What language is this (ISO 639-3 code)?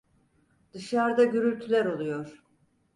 tur